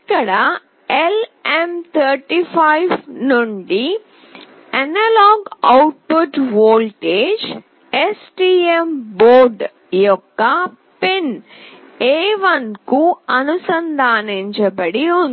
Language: Telugu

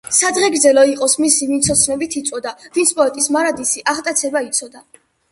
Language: Georgian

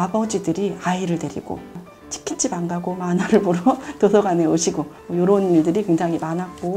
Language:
Korean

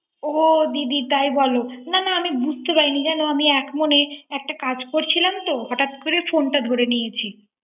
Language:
Bangla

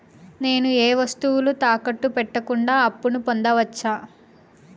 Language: Telugu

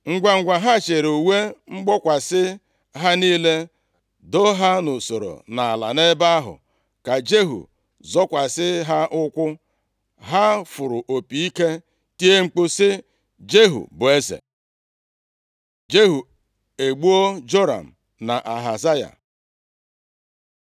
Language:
Igbo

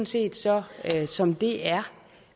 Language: Danish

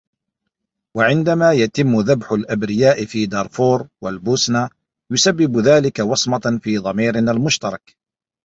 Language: Arabic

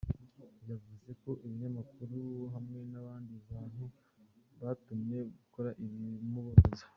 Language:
Kinyarwanda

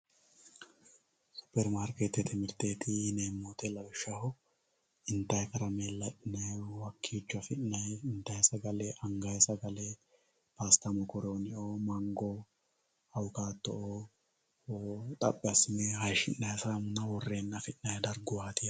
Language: Sidamo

